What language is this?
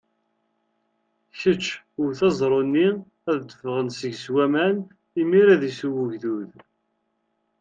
Kabyle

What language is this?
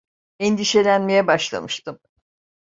Turkish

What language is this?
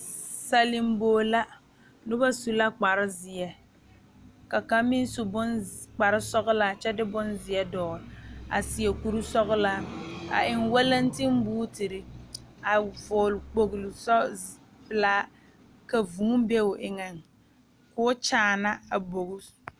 Southern Dagaare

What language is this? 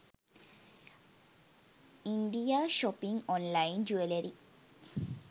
Sinhala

